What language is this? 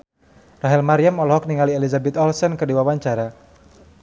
Sundanese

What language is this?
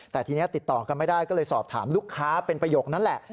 Thai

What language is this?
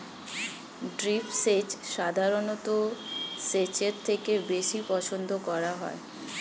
Bangla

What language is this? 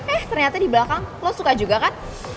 Indonesian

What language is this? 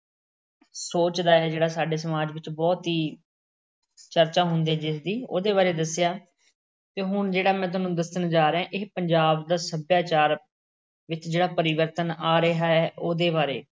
Punjabi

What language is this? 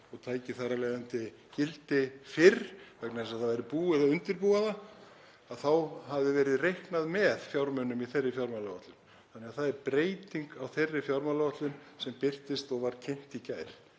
Icelandic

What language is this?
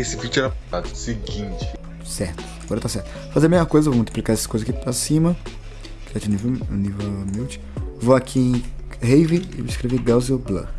Portuguese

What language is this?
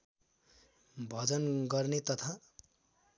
Nepali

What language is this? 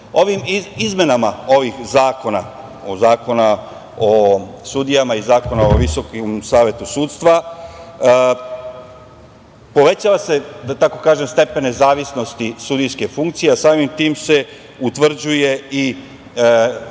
Serbian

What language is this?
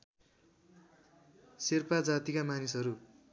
Nepali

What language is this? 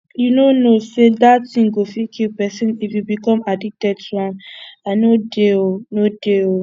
Nigerian Pidgin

